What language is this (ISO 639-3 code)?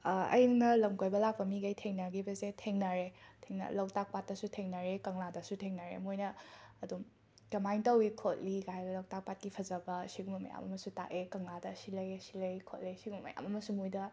mni